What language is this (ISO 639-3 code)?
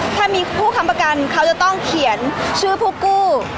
tha